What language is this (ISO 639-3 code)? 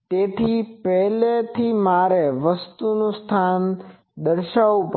guj